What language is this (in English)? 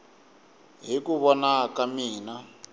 Tsonga